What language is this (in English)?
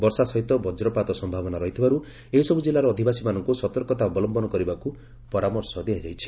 Odia